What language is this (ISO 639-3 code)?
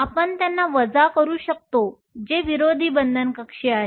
mar